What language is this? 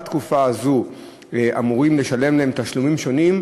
Hebrew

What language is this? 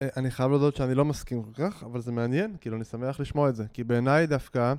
Hebrew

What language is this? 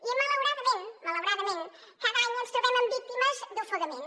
Catalan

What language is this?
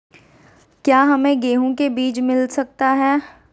Magahi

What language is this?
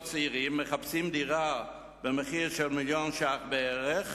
Hebrew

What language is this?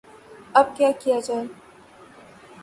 Urdu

